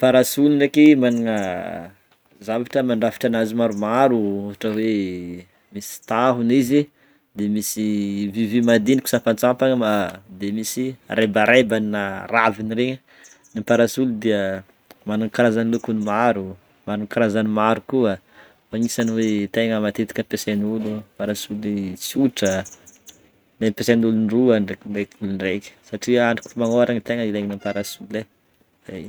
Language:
Northern Betsimisaraka Malagasy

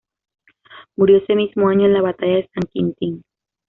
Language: Spanish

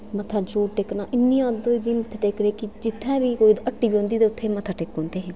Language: Dogri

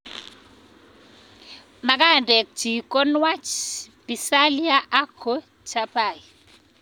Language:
Kalenjin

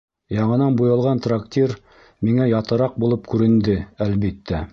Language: Bashkir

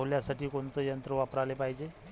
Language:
Marathi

